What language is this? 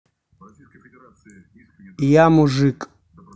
Russian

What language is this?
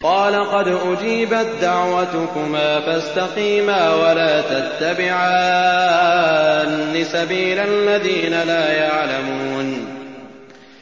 Arabic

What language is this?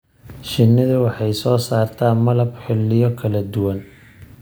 Somali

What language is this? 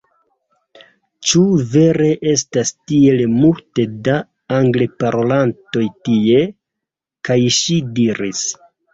Esperanto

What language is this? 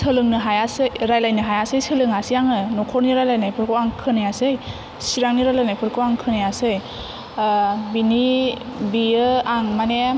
Bodo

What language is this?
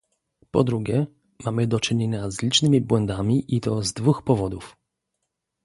Polish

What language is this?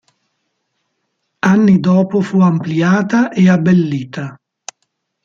Italian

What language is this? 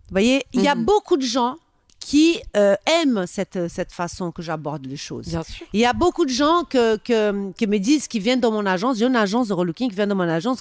French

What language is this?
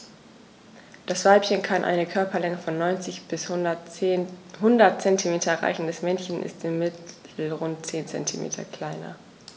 German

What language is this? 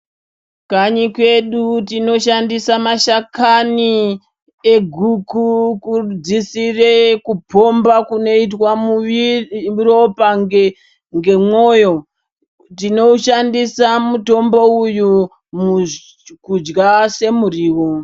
Ndau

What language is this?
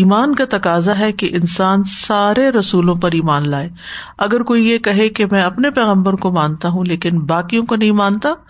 Urdu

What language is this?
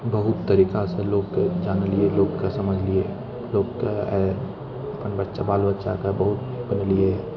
Maithili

